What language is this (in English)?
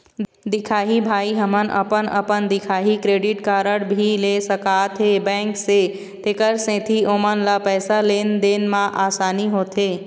Chhattisgarhi